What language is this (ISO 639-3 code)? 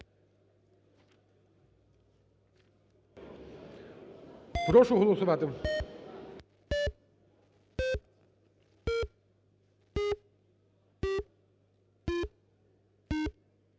ukr